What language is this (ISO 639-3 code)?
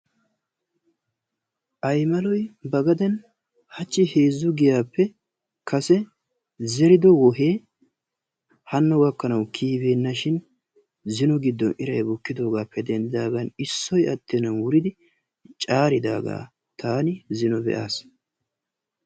wal